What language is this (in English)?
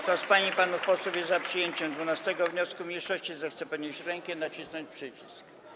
Polish